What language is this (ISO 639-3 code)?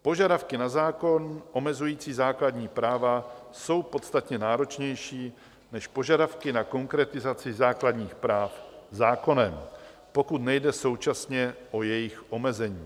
ces